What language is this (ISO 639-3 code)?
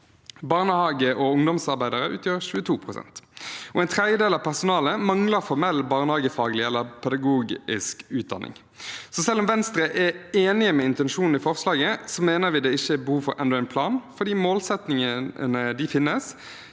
nor